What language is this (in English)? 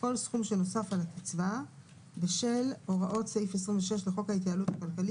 Hebrew